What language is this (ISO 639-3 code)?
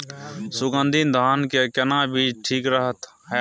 mai